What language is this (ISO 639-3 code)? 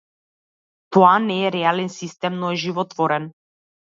mkd